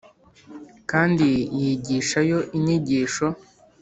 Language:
Kinyarwanda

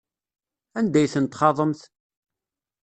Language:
Kabyle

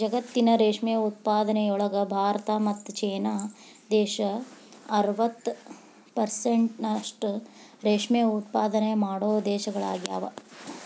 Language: Kannada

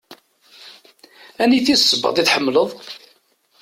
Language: Kabyle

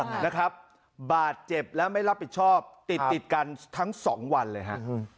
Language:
Thai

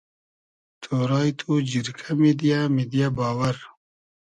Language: Hazaragi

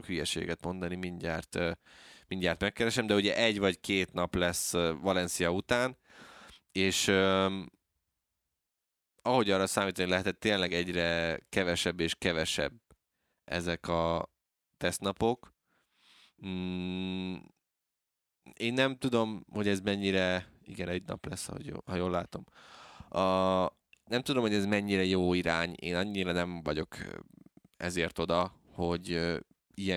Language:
Hungarian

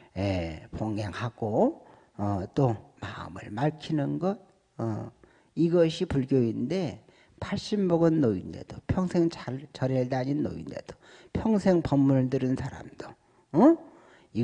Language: Korean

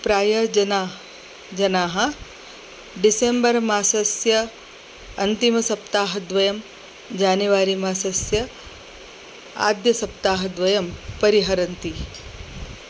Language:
Sanskrit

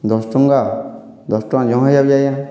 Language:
Odia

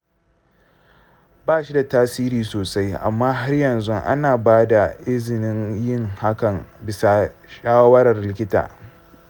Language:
Hausa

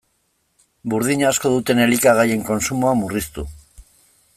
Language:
Basque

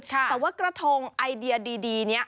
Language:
Thai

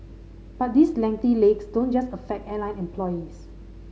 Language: English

